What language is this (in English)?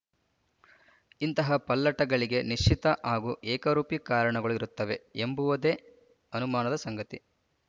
Kannada